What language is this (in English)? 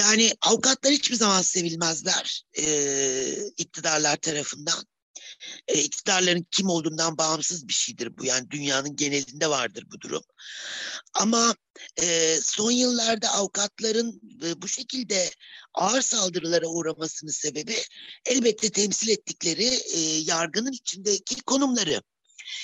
Turkish